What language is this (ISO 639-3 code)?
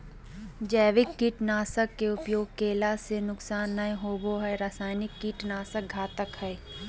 mag